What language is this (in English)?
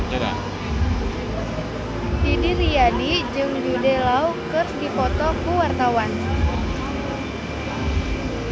Sundanese